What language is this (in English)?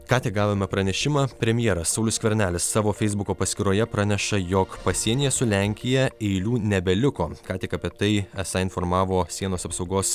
Lithuanian